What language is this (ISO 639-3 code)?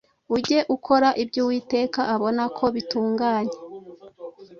kin